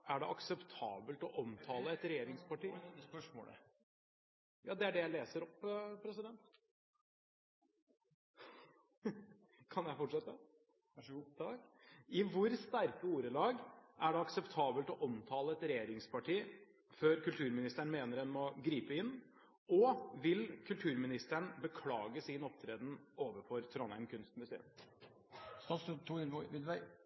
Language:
Norwegian Bokmål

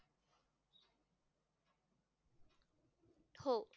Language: Marathi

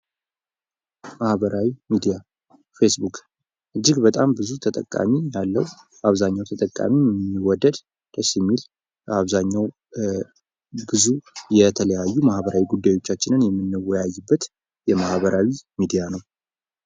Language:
Amharic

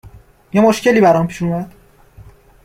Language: Persian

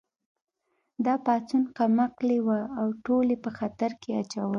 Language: Pashto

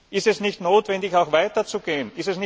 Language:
German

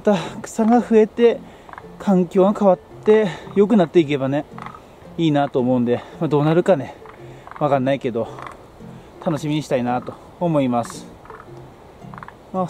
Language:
Japanese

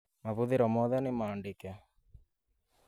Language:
Kikuyu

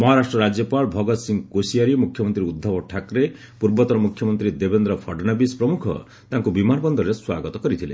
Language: Odia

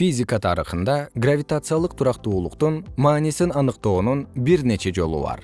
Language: Kyrgyz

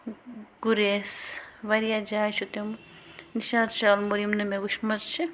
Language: Kashmiri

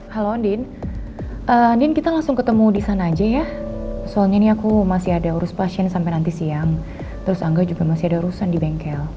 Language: Indonesian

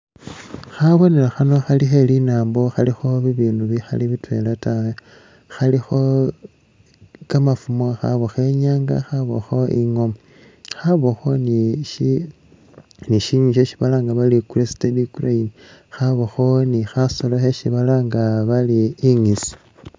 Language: Masaaba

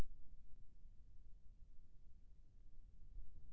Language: Chhattisgarhi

